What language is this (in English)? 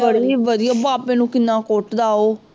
Punjabi